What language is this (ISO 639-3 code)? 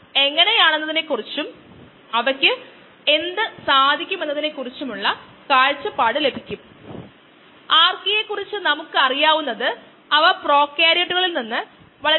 mal